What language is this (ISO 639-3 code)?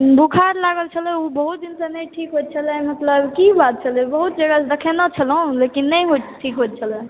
mai